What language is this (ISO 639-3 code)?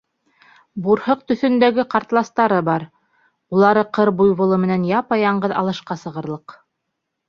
bak